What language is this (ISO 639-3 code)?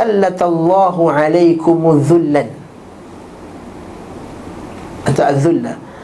msa